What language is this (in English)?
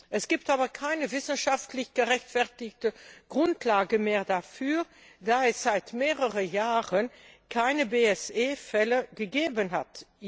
German